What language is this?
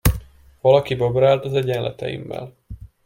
Hungarian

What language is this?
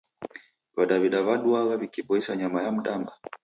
Taita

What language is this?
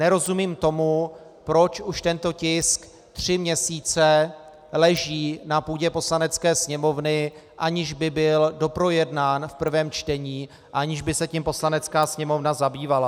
Czech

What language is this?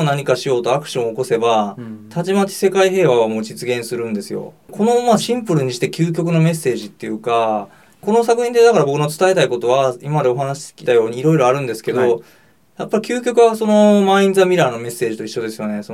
Japanese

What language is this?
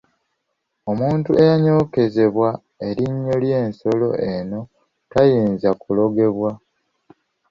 Ganda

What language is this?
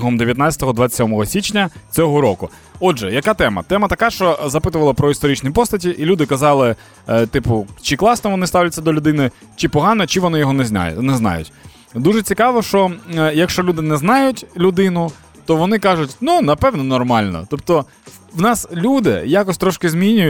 Ukrainian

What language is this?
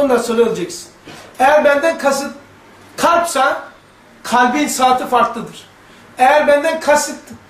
Turkish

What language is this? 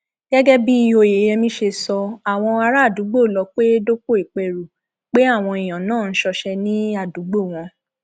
Yoruba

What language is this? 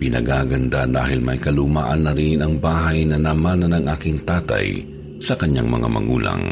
Filipino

